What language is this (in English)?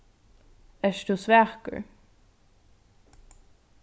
Faroese